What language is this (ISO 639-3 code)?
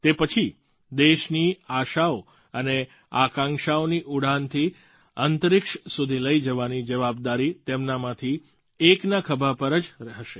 guj